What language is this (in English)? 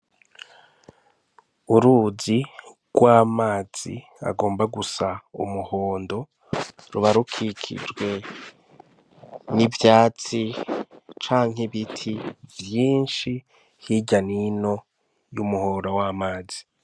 Rundi